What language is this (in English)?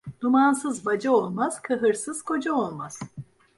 Turkish